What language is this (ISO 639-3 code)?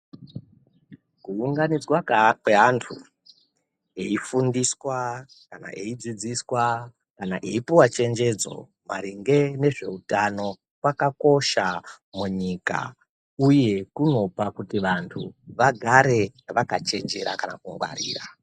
ndc